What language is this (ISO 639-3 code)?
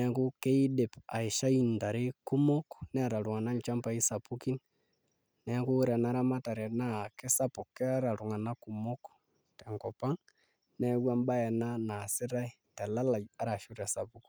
mas